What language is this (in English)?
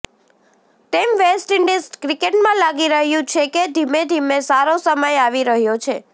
Gujarati